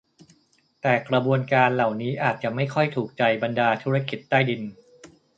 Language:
Thai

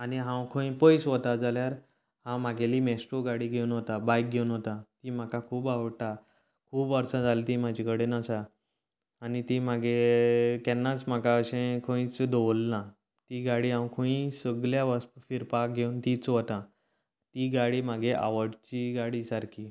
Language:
Konkani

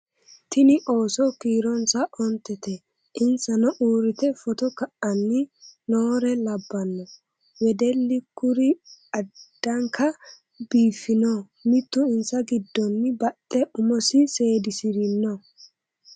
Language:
Sidamo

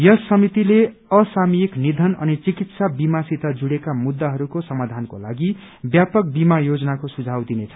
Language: Nepali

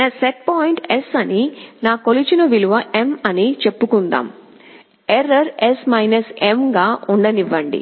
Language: Telugu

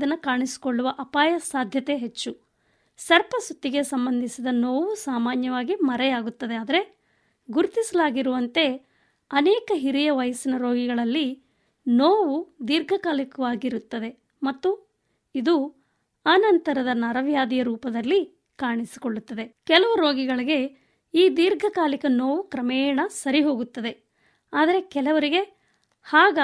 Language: Kannada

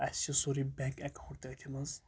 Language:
Kashmiri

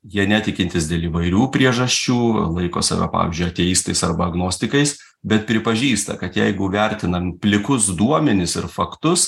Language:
Lithuanian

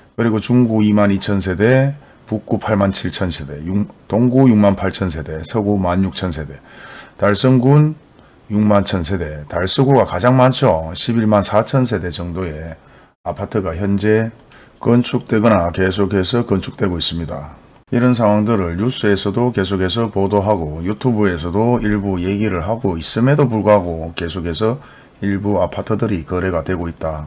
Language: Korean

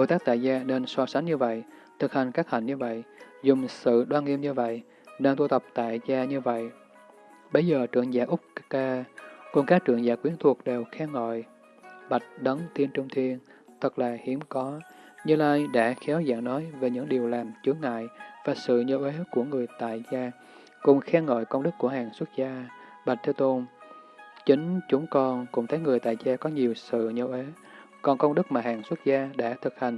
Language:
Vietnamese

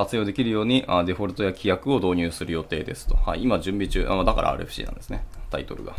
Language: Japanese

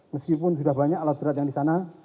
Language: Indonesian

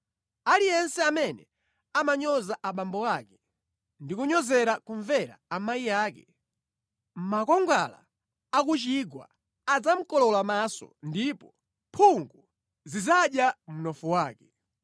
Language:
Nyanja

